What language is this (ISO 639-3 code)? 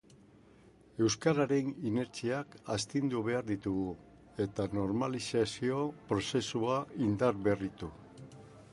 eus